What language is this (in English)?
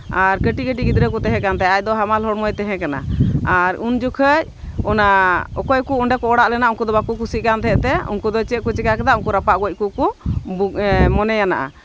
Santali